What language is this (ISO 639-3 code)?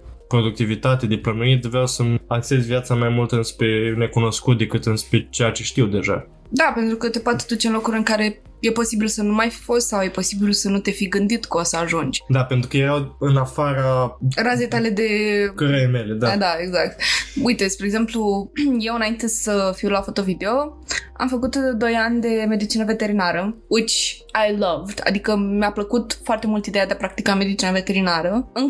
ron